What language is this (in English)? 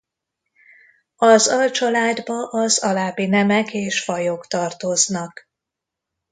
Hungarian